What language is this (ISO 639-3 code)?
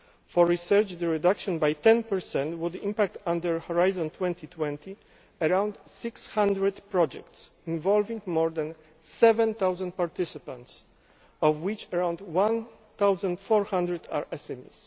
eng